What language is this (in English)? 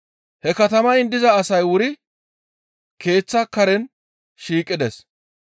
Gamo